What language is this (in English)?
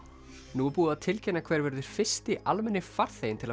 Icelandic